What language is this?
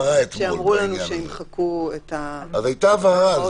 Hebrew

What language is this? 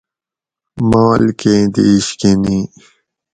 Gawri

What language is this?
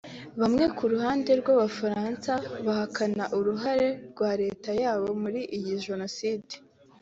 Kinyarwanda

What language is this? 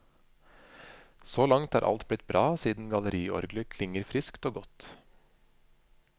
Norwegian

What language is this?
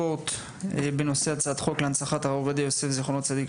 Hebrew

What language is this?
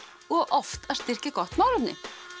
Icelandic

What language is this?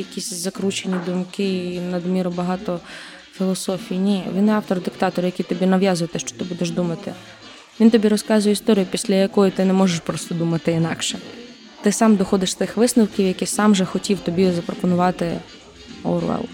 Ukrainian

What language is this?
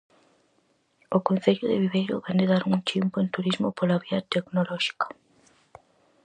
Galician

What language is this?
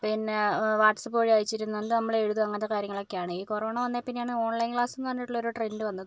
Malayalam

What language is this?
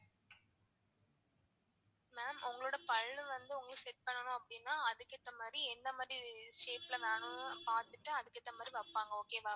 Tamil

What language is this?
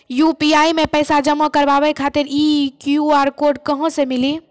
Maithili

